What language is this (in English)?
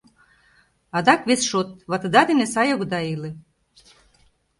Mari